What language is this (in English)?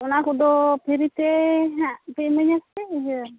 Santali